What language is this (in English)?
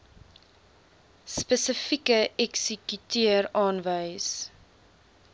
Afrikaans